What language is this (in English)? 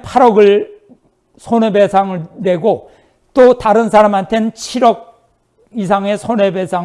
Korean